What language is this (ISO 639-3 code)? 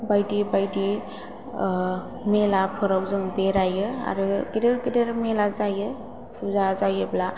brx